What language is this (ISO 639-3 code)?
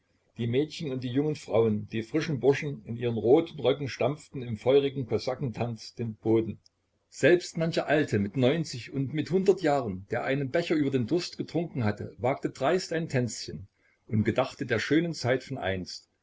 deu